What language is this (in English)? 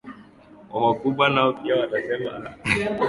Swahili